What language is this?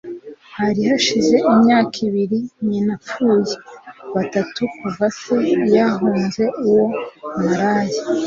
Kinyarwanda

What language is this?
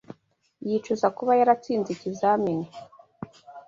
Kinyarwanda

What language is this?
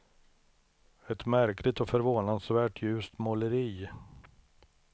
Swedish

